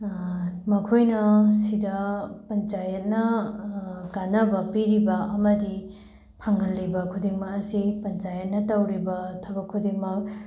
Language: Manipuri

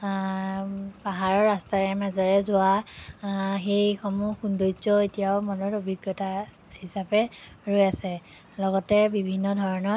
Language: Assamese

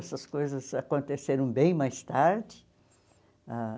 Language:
Portuguese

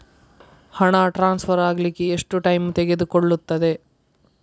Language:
Kannada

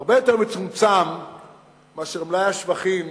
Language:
Hebrew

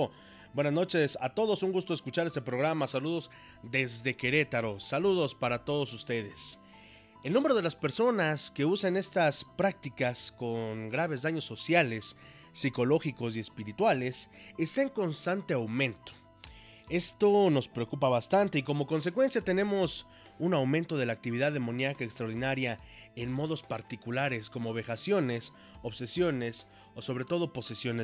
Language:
Spanish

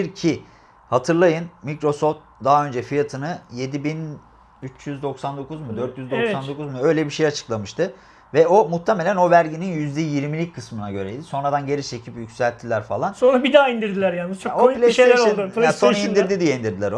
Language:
Turkish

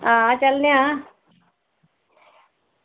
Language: Dogri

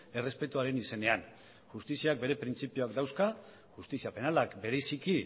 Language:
Basque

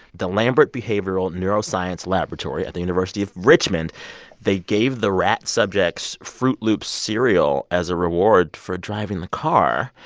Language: English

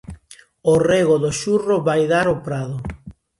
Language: Galician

